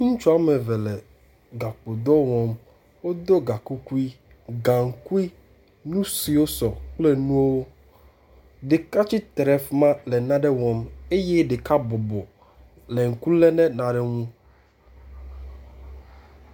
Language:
Ewe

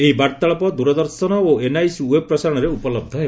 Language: Odia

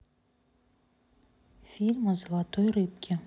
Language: Russian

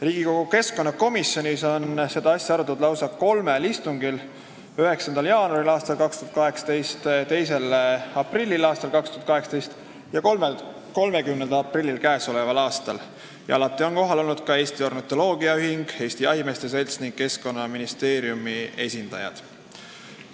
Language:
Estonian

